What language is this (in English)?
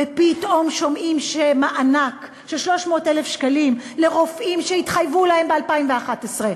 Hebrew